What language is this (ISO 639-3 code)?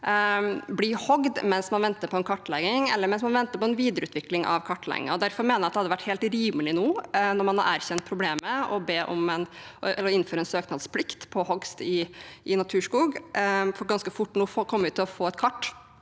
nor